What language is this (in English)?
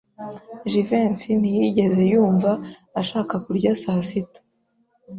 Kinyarwanda